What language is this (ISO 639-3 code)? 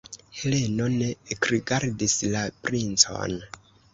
epo